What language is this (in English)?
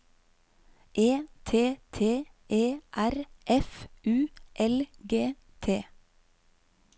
Norwegian